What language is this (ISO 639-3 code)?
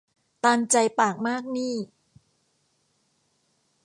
tha